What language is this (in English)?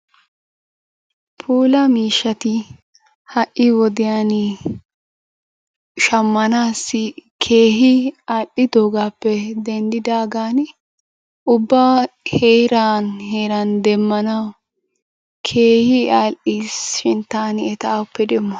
Wolaytta